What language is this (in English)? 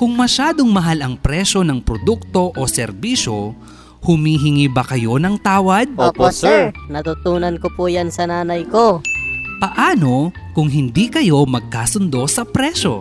Filipino